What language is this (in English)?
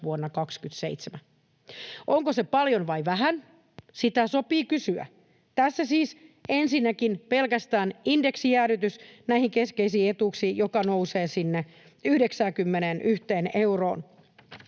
Finnish